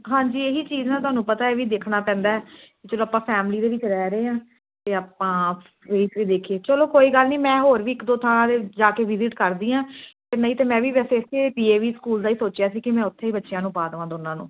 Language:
Punjabi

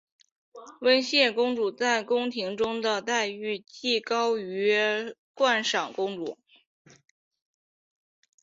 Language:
Chinese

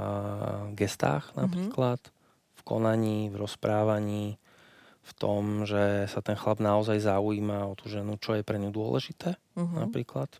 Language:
Slovak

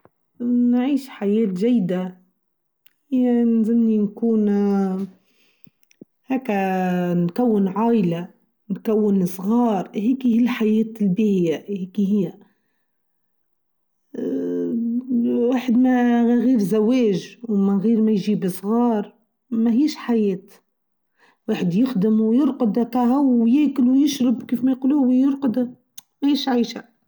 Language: Tunisian Arabic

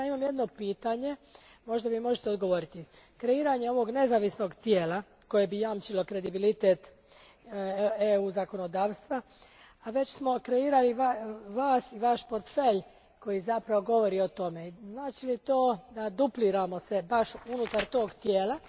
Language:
Croatian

